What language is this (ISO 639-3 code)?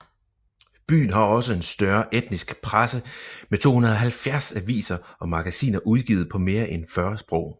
dan